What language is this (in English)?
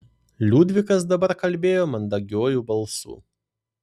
Lithuanian